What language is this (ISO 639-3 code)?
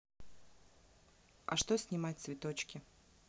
rus